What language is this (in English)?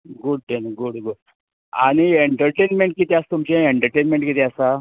Konkani